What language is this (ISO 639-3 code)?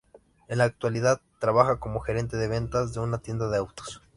spa